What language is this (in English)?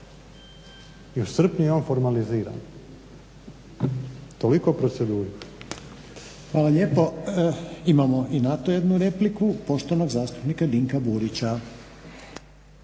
Croatian